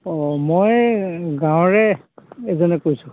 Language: Assamese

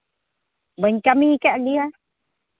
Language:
Santali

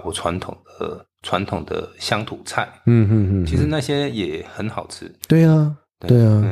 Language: Chinese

